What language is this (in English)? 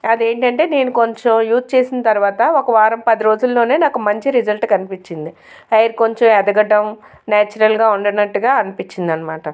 Telugu